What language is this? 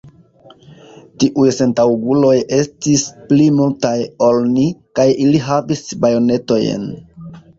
Esperanto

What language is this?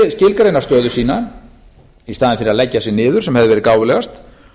Icelandic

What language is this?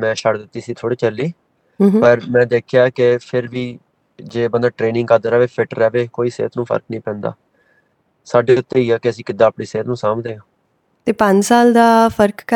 Punjabi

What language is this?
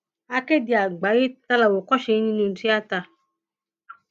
Yoruba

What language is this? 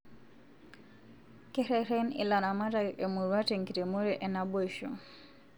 Masai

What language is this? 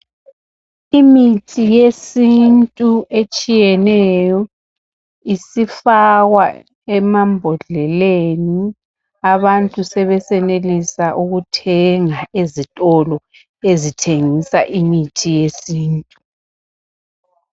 North Ndebele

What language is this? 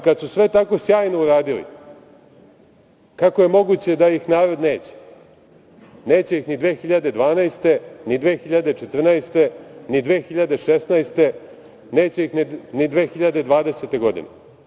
Serbian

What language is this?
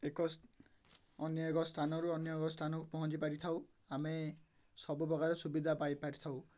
Odia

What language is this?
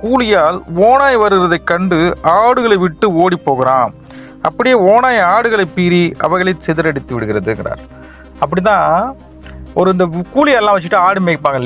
Tamil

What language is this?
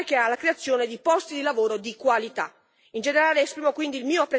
Italian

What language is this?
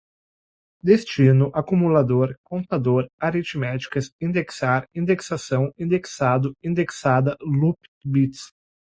Portuguese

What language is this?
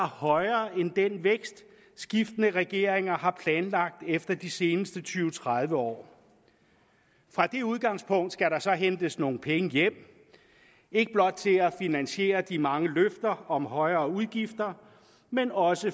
Danish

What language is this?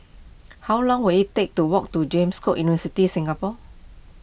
English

